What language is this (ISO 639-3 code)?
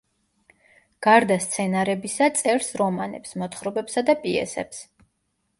kat